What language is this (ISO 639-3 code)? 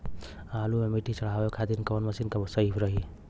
bho